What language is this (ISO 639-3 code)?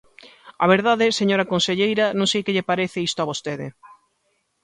glg